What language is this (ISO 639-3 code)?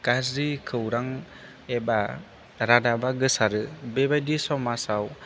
brx